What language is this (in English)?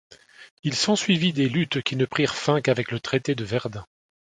French